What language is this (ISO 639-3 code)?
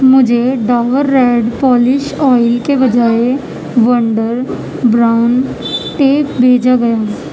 urd